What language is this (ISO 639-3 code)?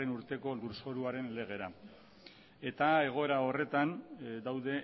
eus